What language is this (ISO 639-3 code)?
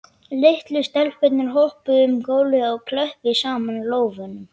isl